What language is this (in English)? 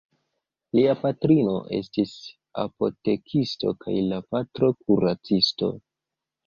Esperanto